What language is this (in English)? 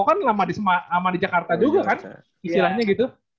Indonesian